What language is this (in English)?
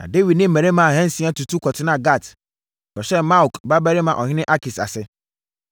Akan